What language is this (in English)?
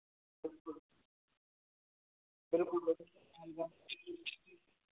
Kashmiri